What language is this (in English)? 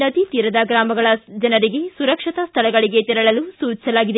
Kannada